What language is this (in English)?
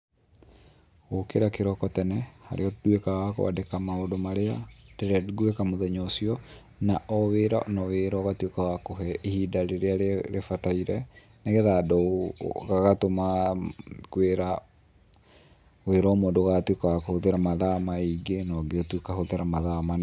Kikuyu